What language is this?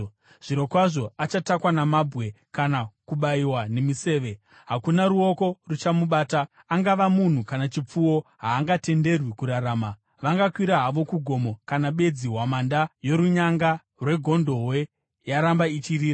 Shona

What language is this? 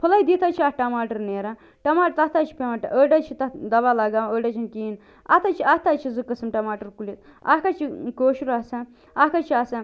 Kashmiri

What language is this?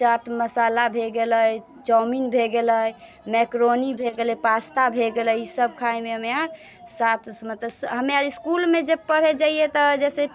Maithili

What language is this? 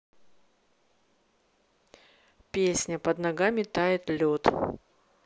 Russian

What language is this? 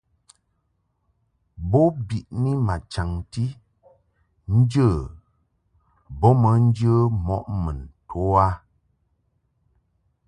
Mungaka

